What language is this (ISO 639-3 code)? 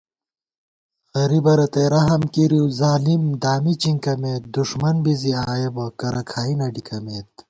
gwt